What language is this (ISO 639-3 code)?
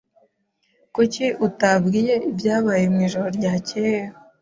kin